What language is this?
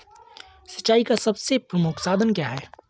Hindi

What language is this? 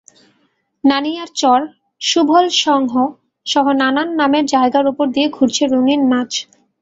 Bangla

